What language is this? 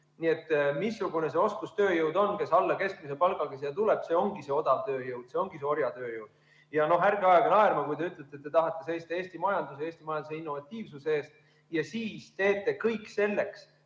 Estonian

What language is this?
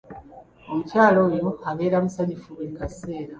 Ganda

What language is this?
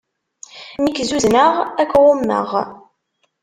Kabyle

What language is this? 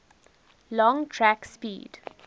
English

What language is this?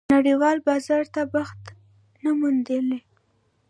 Pashto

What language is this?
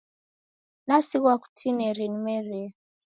Taita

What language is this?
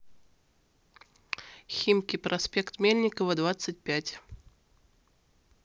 Russian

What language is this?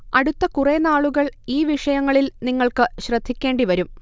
Malayalam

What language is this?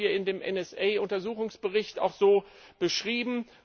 German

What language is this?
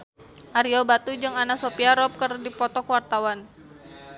Sundanese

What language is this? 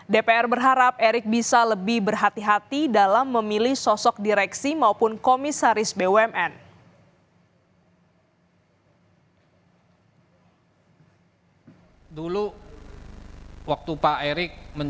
Indonesian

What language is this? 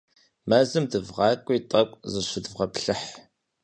Kabardian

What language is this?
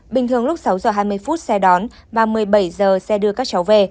Vietnamese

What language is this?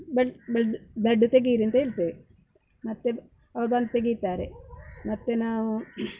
Kannada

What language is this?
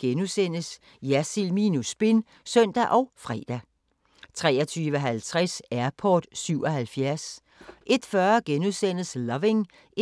Danish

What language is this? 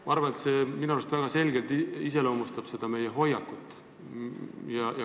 Estonian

